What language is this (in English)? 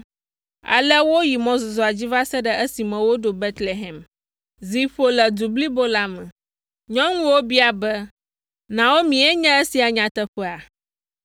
Ewe